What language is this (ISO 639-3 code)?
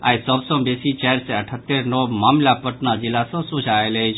mai